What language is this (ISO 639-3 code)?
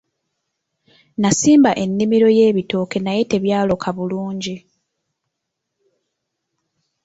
lug